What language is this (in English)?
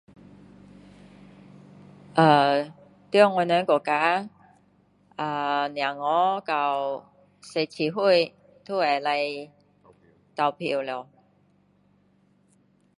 Min Dong Chinese